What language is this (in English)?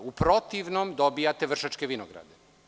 Serbian